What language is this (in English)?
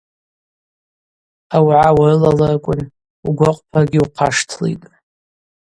Abaza